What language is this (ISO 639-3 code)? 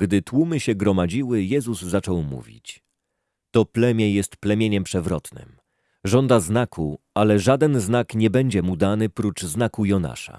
pol